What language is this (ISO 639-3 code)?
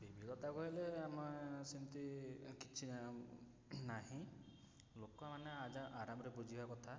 ori